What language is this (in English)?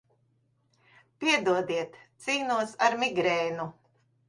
Latvian